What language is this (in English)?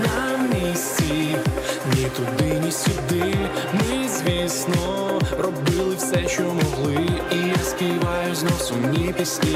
Ukrainian